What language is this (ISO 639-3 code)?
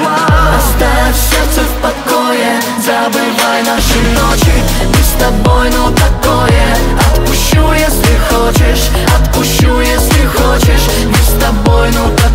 rus